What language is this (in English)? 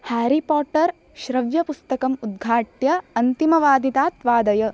Sanskrit